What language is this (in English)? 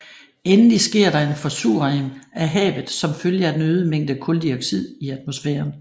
Danish